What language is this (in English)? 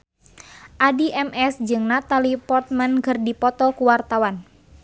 Sundanese